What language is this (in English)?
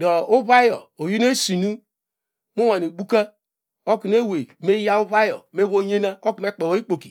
Degema